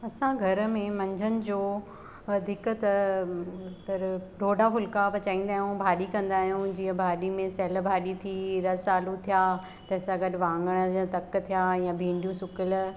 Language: Sindhi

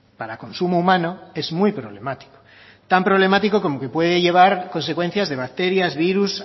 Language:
Spanish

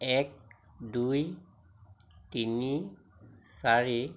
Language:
Assamese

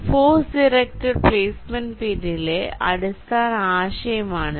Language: Malayalam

